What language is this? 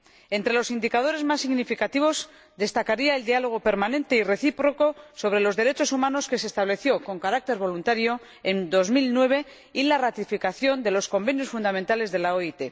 Spanish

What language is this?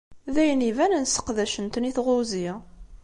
Kabyle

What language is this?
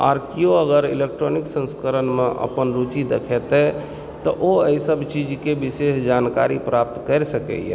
Maithili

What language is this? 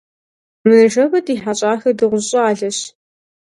Kabardian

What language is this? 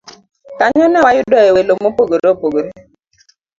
Luo (Kenya and Tanzania)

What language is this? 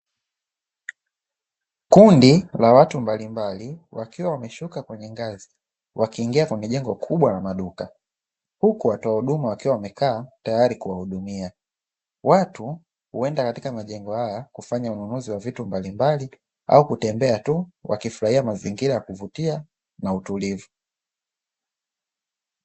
Swahili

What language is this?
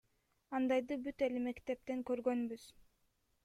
Kyrgyz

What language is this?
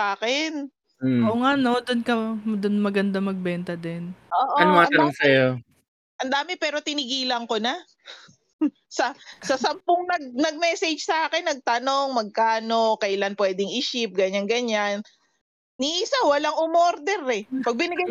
Filipino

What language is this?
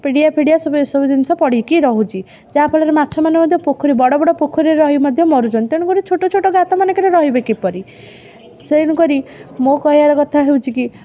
Odia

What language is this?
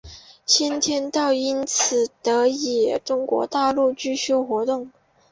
Chinese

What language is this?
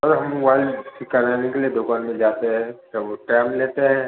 Hindi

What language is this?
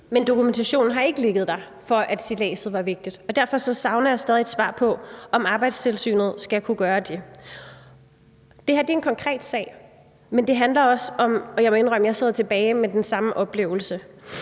Danish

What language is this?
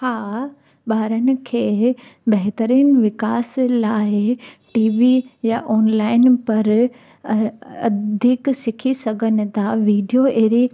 Sindhi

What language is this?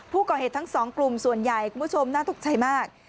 Thai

